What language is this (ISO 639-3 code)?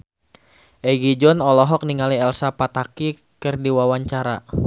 sun